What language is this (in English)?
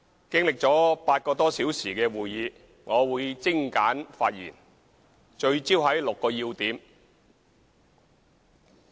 Cantonese